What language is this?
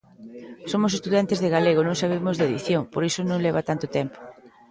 Galician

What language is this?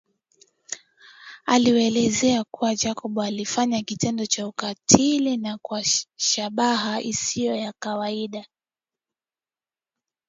Swahili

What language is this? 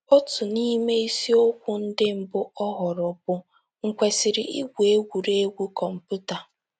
Igbo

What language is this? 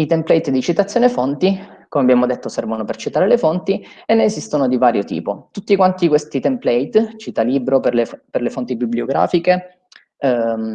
Italian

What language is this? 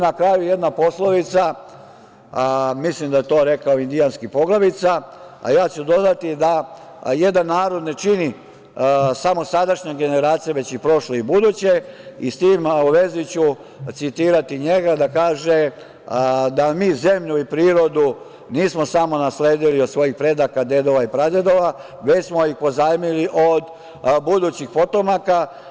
Serbian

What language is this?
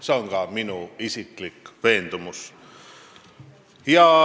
Estonian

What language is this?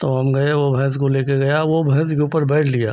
Hindi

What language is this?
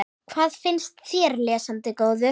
Icelandic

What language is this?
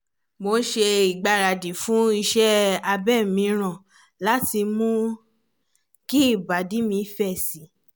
Yoruba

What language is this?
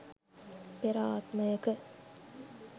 Sinhala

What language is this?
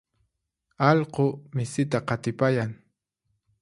Puno Quechua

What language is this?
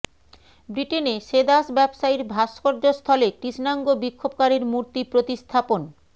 Bangla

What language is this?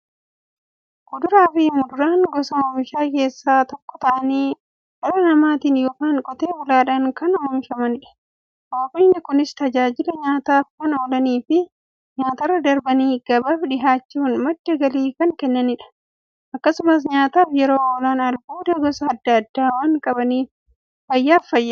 Oromo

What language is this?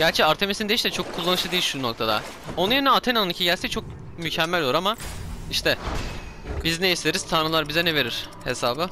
Turkish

